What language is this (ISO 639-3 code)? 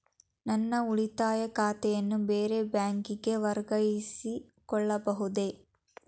kan